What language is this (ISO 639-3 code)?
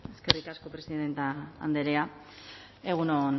eus